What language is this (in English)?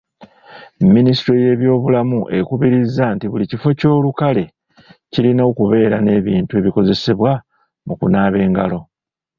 Ganda